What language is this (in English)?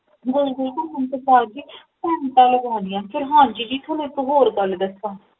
Punjabi